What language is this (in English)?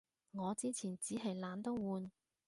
Cantonese